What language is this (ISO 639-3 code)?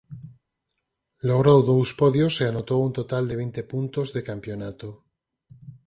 glg